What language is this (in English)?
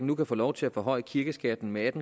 Danish